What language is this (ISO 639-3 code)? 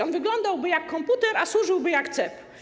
pol